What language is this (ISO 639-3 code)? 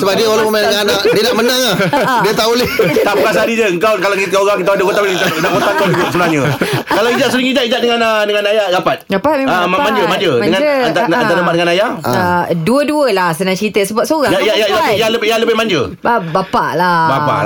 msa